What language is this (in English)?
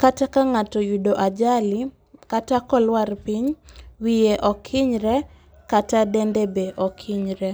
Luo (Kenya and Tanzania)